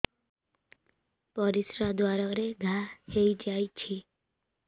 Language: Odia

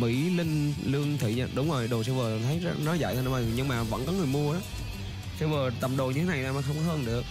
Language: Vietnamese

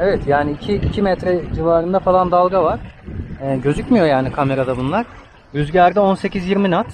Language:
Turkish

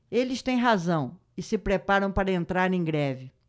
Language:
Portuguese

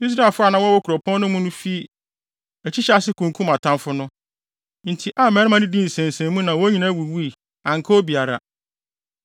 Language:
Akan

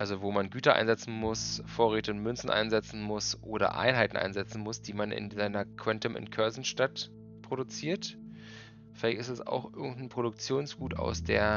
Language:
German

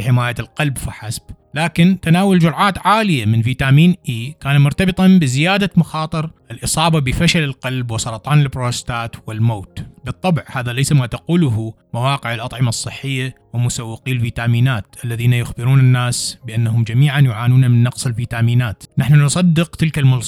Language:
Arabic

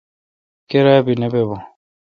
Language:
Kalkoti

